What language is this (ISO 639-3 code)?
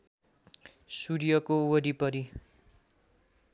nep